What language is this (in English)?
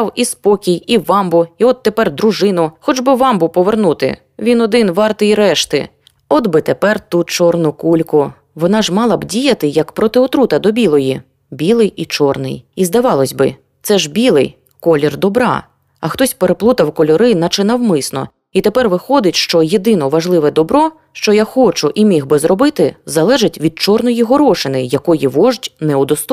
Ukrainian